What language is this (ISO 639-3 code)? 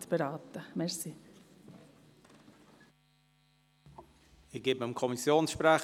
gsw